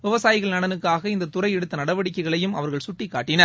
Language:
Tamil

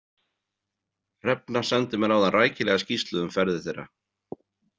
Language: Icelandic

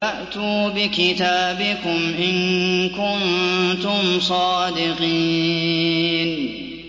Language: Arabic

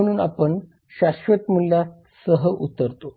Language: Marathi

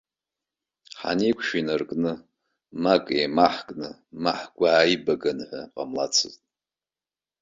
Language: Abkhazian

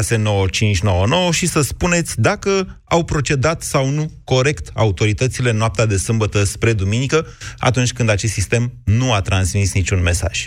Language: Romanian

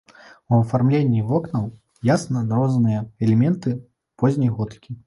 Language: Belarusian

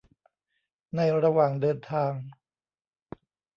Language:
Thai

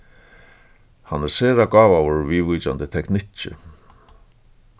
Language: Faroese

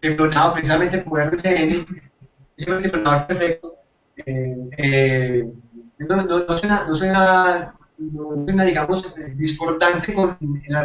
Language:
Spanish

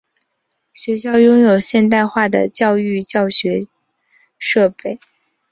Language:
Chinese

